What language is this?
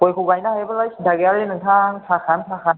Bodo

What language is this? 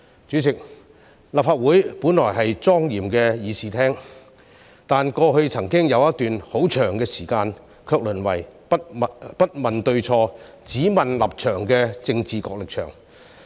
Cantonese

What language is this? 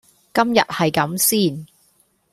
Cantonese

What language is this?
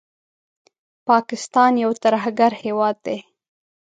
Pashto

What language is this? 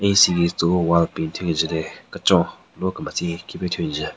Southern Rengma Naga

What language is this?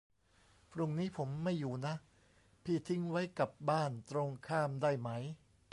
Thai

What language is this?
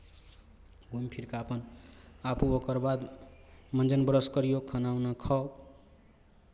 Maithili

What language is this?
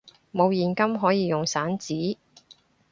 Cantonese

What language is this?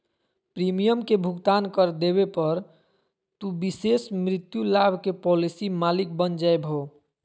Magahi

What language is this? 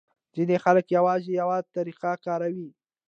Pashto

